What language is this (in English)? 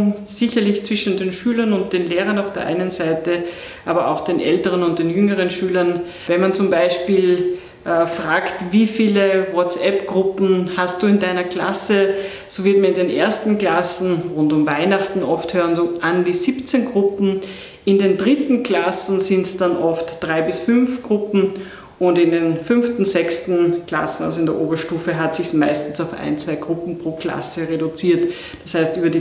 German